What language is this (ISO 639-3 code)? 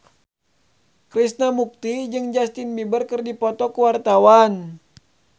sun